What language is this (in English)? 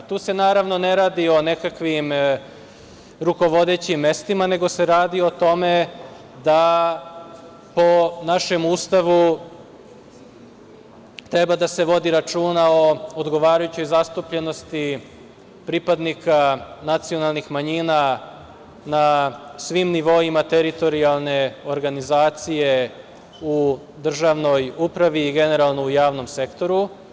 Serbian